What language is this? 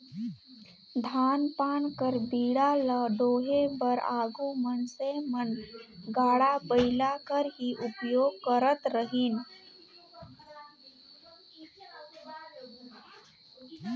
Chhattisgarhi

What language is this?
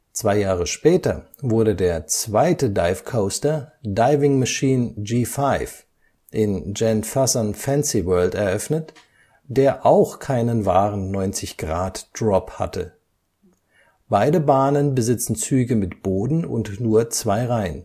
German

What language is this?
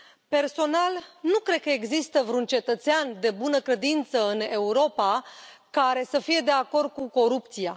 Romanian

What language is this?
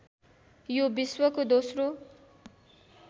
Nepali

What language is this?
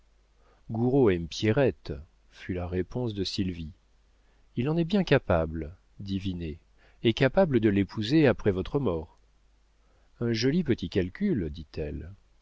French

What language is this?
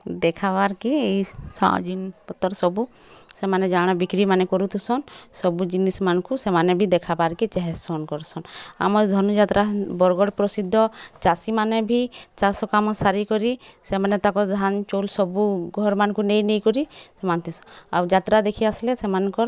Odia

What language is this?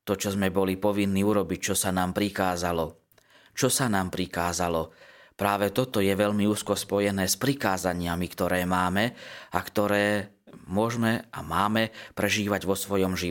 Slovak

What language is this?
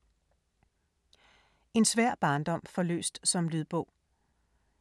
Danish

